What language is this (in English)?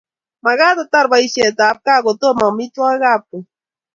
Kalenjin